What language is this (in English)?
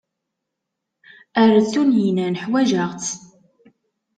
Kabyle